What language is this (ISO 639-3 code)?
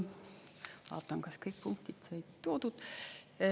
est